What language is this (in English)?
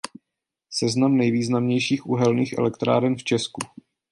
Czech